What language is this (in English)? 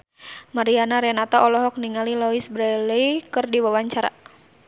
Sundanese